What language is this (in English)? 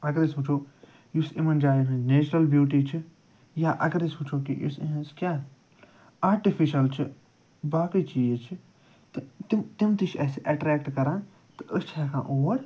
Kashmiri